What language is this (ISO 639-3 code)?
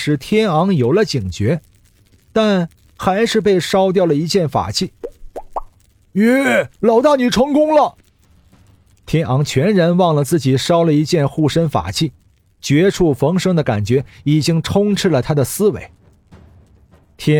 zho